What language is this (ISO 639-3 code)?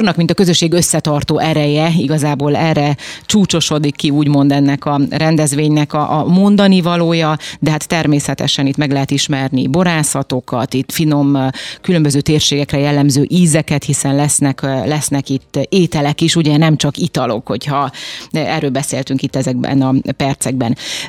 hun